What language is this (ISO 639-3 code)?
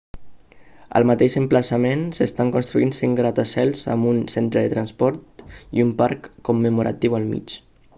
cat